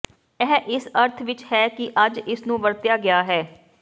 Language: Punjabi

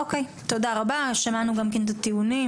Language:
Hebrew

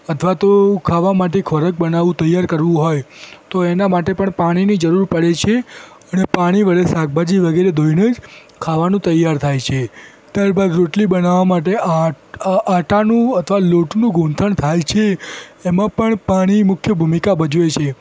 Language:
Gujarati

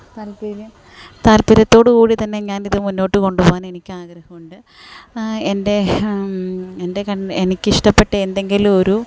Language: Malayalam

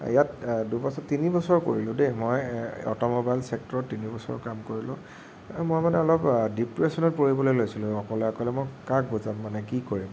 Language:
Assamese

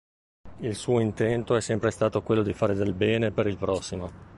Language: Italian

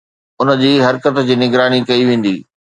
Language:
Sindhi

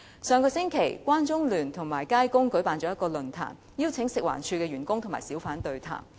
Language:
Cantonese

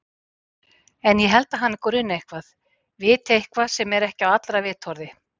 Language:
Icelandic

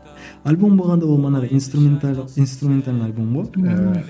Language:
Kazakh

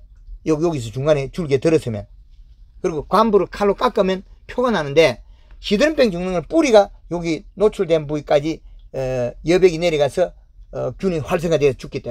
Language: Korean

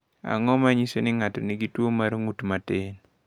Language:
Luo (Kenya and Tanzania)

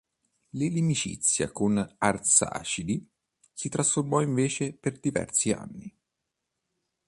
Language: Italian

